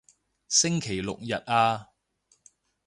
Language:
Cantonese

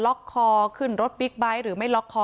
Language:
Thai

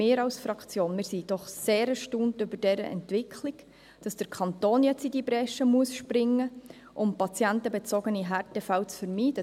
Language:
Swiss German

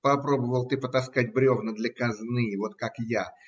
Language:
Russian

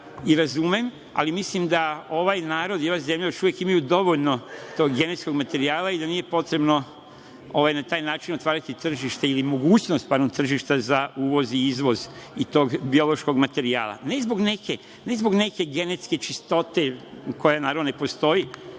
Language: Serbian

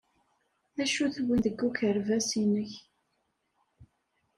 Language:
Kabyle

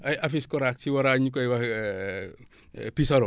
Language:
Wolof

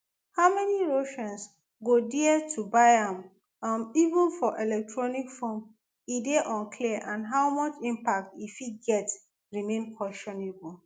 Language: Nigerian Pidgin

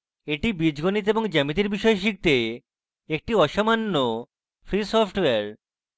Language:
Bangla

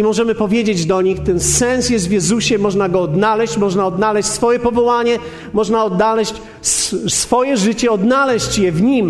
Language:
Polish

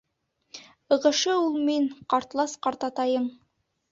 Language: Bashkir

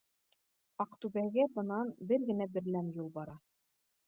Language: Bashkir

